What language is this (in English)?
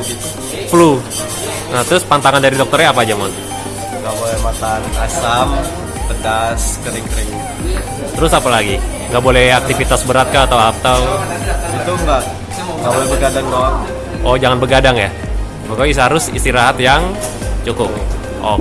Indonesian